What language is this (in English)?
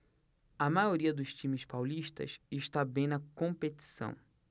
Portuguese